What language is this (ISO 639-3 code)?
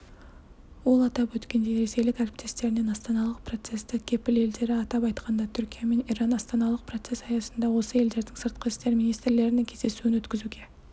kaz